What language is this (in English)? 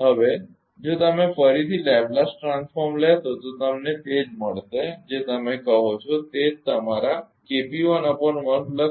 Gujarati